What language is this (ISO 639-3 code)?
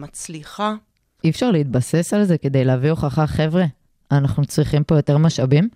heb